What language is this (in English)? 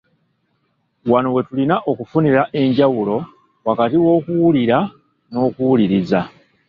Ganda